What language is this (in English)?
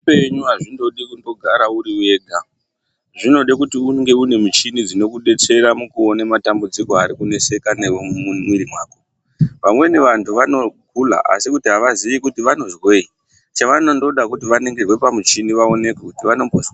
Ndau